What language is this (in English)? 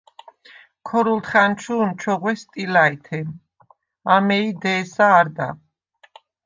Svan